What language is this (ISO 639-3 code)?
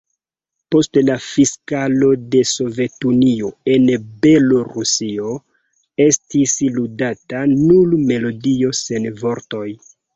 epo